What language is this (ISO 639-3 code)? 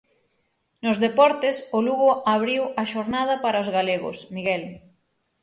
glg